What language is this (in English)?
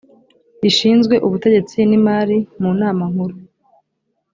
Kinyarwanda